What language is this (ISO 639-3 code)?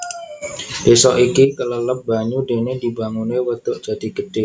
jav